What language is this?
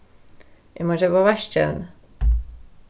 Faroese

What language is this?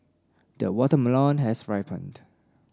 English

